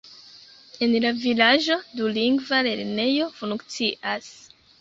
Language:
Esperanto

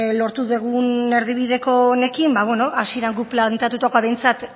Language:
Basque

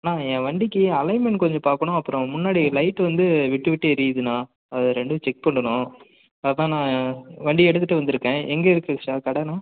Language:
Tamil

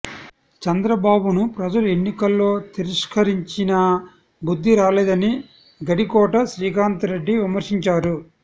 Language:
Telugu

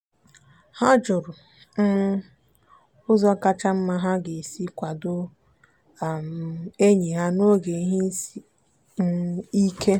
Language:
Igbo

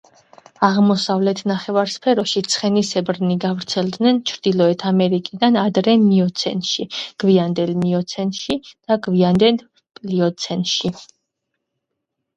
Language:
Georgian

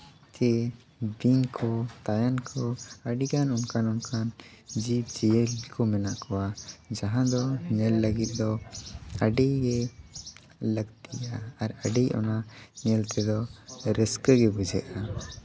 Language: Santali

